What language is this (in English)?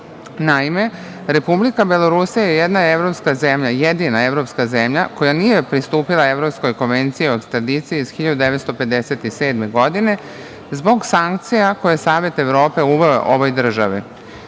Serbian